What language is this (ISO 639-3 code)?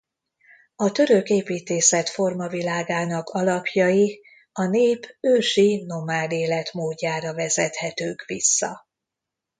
hun